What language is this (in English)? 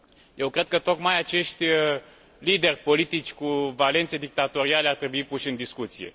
Romanian